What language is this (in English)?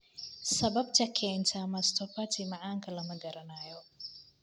Somali